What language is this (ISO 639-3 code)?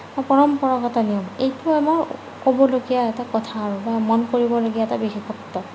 asm